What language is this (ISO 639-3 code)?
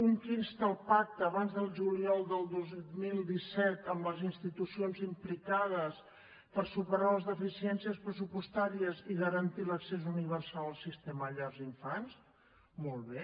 cat